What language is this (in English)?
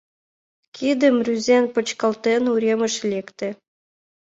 Mari